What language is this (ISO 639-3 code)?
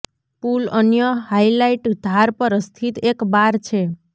guj